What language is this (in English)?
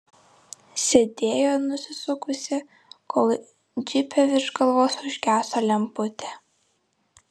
Lithuanian